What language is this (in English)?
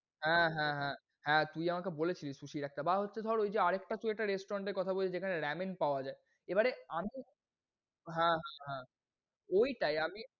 Bangla